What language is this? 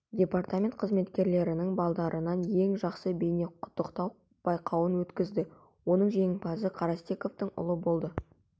Kazakh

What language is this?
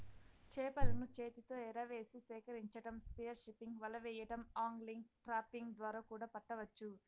Telugu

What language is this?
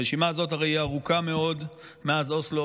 Hebrew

